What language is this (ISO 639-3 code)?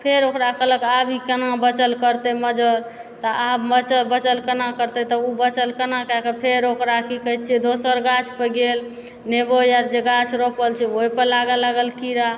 mai